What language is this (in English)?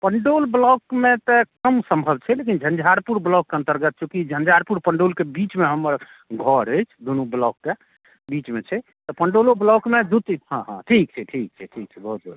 Maithili